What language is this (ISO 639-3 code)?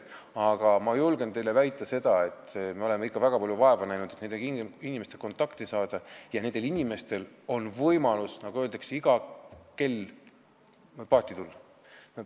est